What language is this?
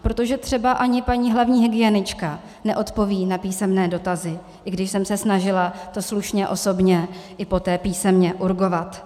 Czech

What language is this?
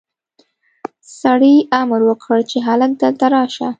Pashto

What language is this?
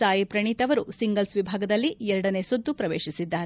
Kannada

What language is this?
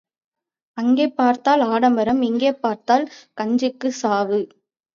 Tamil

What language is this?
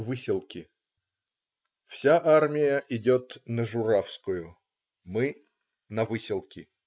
Russian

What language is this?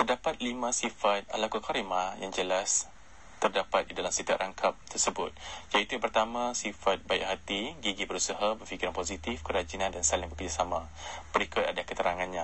Malay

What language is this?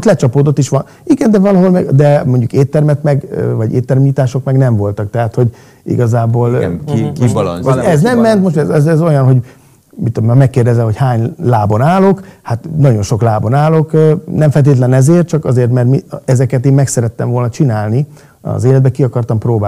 Hungarian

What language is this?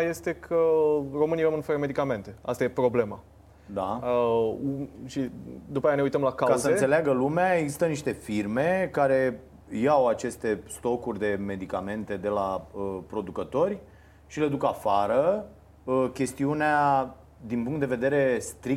Romanian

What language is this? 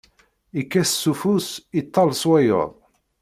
Kabyle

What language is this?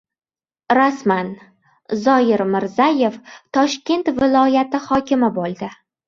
Uzbek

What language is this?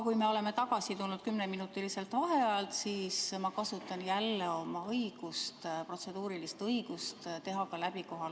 Estonian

